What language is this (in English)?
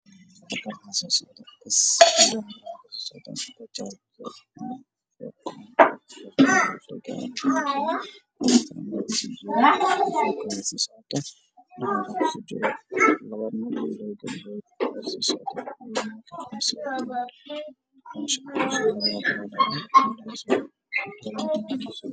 Somali